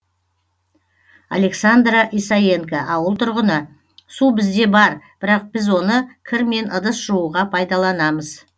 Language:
Kazakh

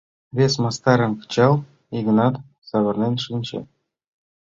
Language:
Mari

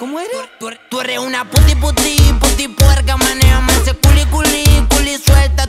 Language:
Spanish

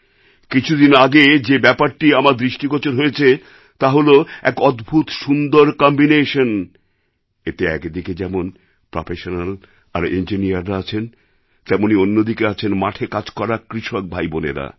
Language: Bangla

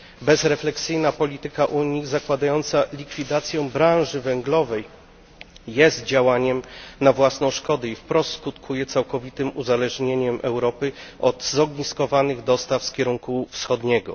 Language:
Polish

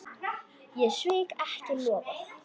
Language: Icelandic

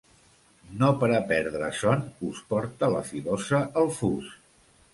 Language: Catalan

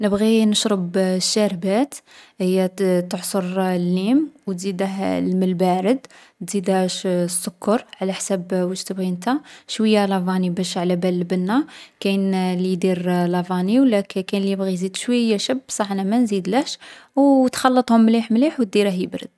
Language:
Algerian Arabic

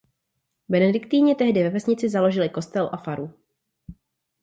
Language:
Czech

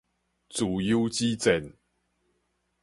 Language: Min Nan Chinese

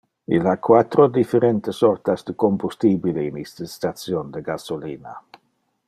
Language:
Interlingua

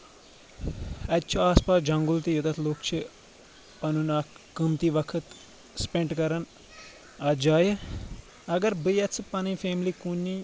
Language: Kashmiri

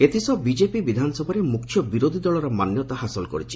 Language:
Odia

